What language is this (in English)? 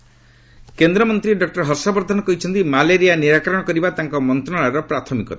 Odia